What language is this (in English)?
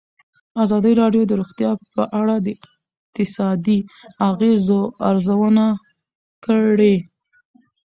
Pashto